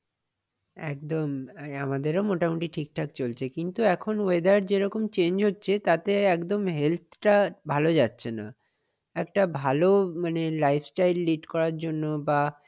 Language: Bangla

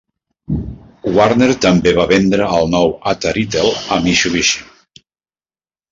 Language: Catalan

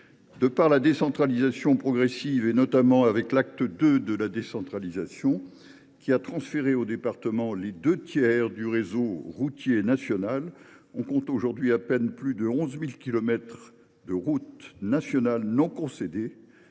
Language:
French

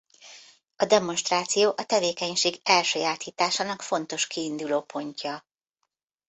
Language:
Hungarian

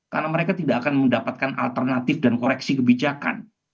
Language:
Indonesian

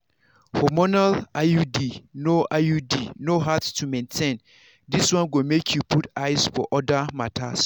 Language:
Nigerian Pidgin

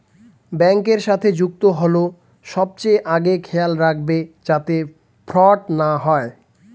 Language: Bangla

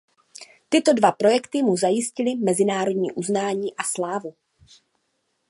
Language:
Czech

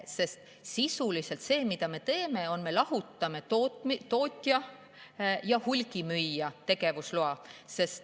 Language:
Estonian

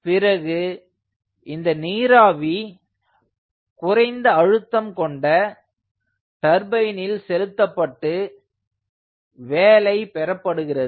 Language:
Tamil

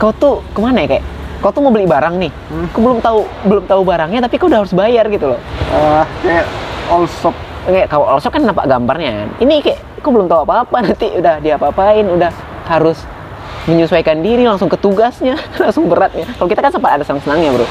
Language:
Indonesian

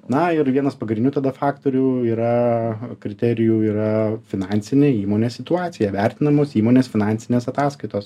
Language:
Lithuanian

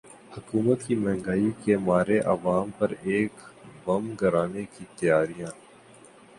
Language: Urdu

